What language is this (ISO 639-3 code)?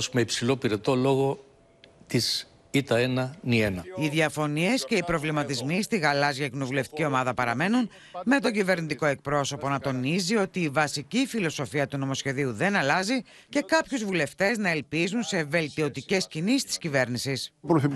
ell